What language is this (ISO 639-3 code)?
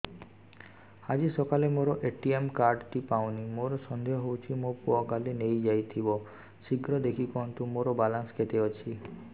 ori